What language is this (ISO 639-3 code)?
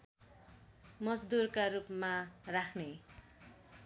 nep